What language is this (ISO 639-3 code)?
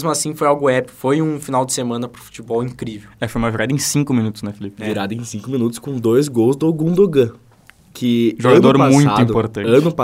por